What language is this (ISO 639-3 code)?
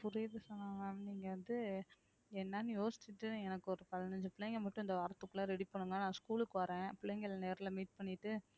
tam